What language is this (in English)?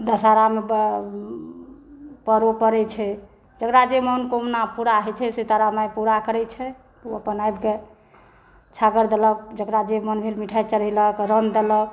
Maithili